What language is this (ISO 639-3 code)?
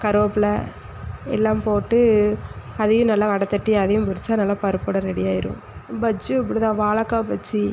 tam